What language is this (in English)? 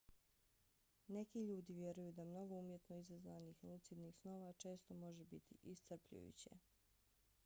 Bosnian